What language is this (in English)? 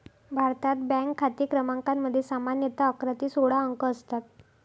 Marathi